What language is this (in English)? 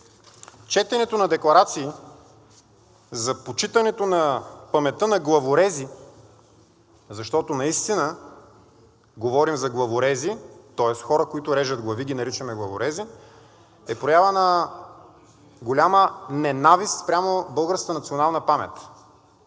Bulgarian